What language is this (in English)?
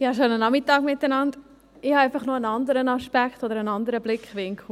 Swiss German